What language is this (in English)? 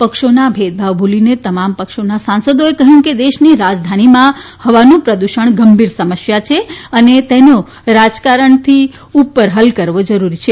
Gujarati